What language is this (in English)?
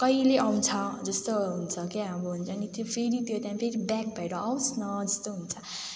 Nepali